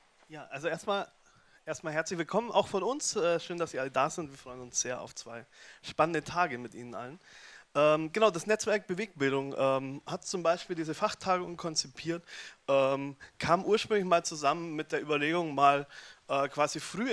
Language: German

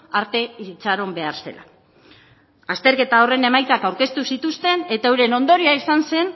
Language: Basque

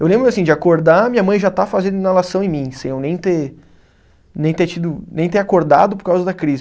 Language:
Portuguese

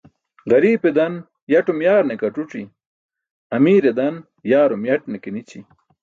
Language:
Burushaski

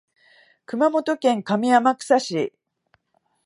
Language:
Japanese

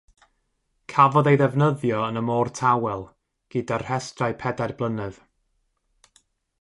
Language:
Welsh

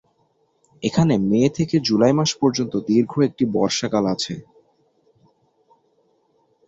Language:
Bangla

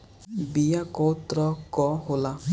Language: Bhojpuri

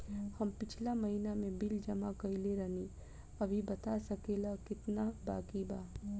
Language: Bhojpuri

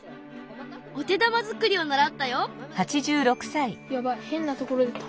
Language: Japanese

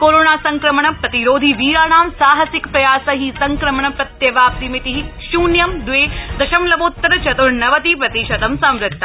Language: Sanskrit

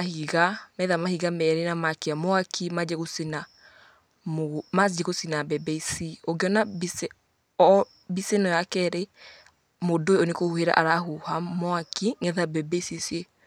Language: Kikuyu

